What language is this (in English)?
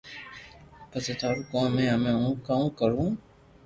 Loarki